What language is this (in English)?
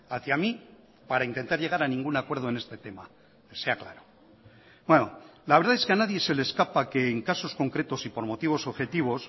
Spanish